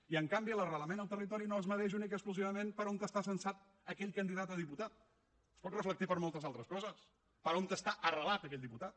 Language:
Catalan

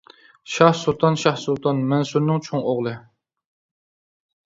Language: Uyghur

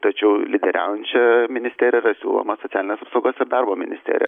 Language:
Lithuanian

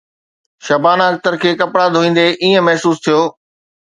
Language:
Sindhi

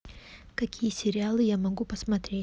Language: Russian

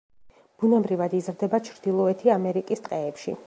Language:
Georgian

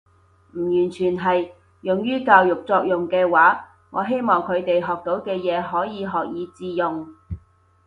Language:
Cantonese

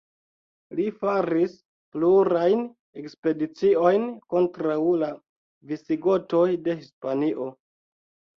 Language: Esperanto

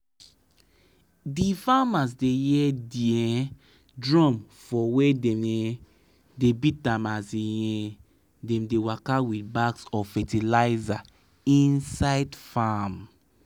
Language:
Nigerian Pidgin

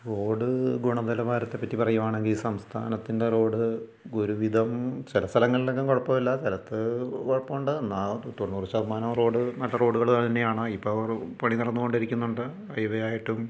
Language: Malayalam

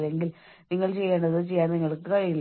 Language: Malayalam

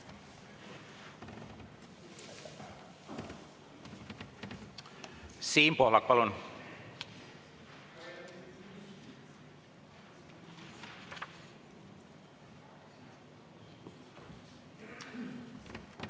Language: Estonian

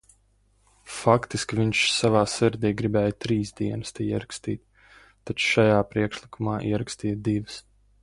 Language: Latvian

